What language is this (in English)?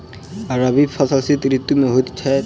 Maithili